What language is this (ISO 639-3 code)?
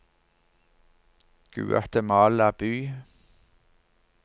nor